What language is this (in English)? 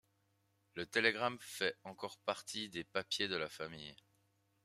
French